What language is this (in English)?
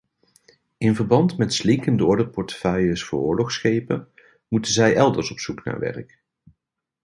Dutch